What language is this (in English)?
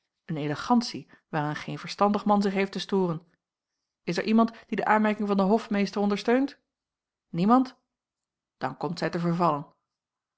Dutch